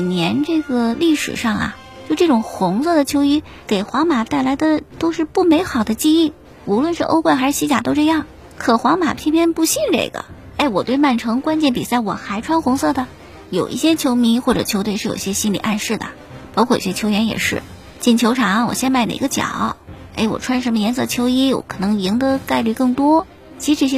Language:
Chinese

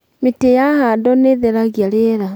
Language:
Kikuyu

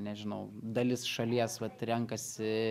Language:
Lithuanian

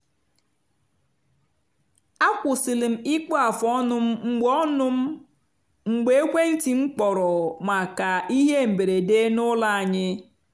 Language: Igbo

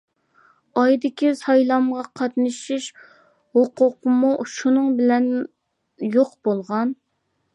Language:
Uyghur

